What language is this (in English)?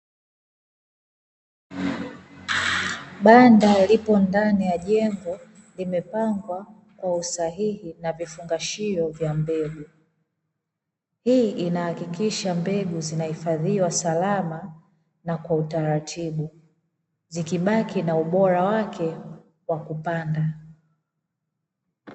Swahili